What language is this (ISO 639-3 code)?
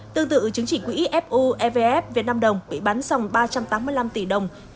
vie